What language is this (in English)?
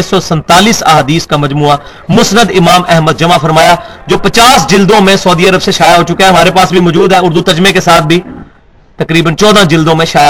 Urdu